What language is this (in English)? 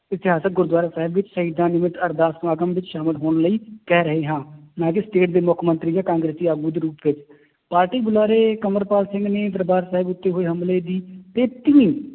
Punjabi